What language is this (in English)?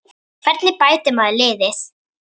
Icelandic